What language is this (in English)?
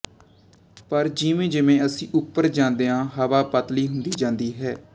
Punjabi